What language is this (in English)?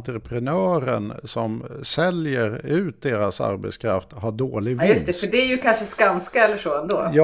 Swedish